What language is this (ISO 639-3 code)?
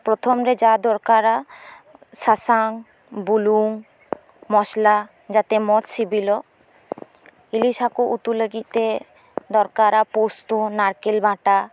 sat